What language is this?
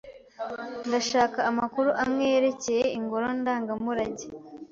Kinyarwanda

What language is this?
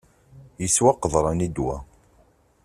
Kabyle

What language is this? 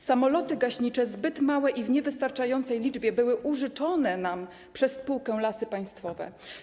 Polish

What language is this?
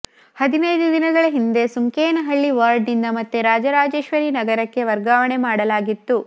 Kannada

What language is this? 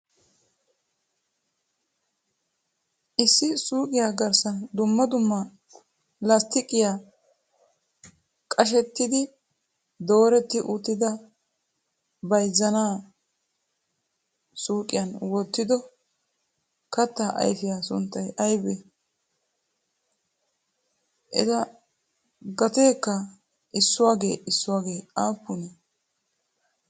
Wolaytta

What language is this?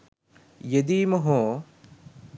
Sinhala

